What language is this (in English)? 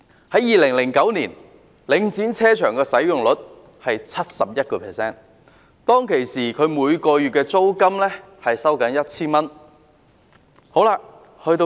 Cantonese